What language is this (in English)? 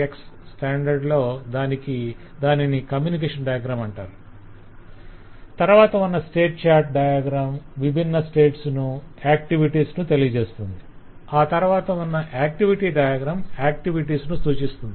Telugu